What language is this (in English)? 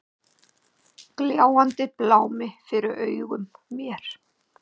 Icelandic